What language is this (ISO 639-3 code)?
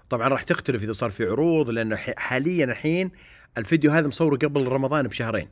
ara